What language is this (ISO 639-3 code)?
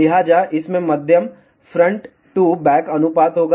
hin